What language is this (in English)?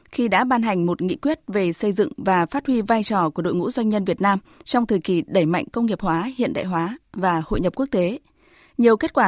Vietnamese